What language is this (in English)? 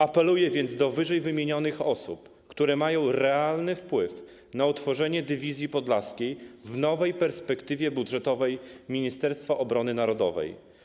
Polish